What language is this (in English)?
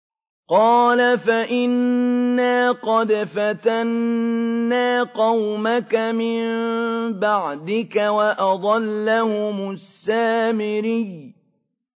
Arabic